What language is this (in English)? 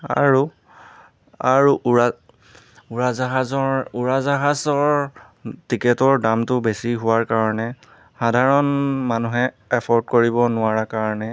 Assamese